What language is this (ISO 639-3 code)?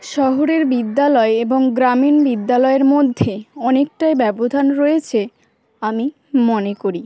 ben